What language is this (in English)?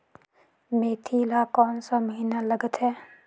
Chhattisgarhi